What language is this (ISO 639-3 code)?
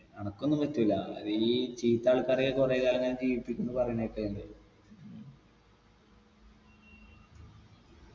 mal